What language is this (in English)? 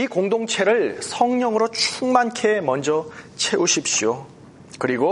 Korean